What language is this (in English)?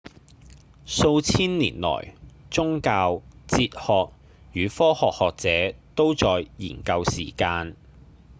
Cantonese